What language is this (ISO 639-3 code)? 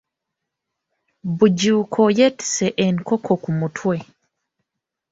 lug